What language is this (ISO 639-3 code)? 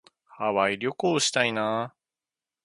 jpn